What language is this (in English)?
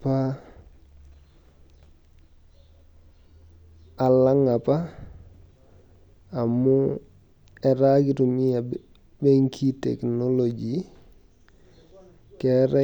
Masai